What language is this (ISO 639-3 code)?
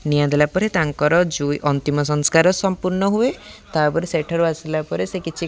ori